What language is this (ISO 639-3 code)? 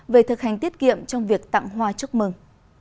vie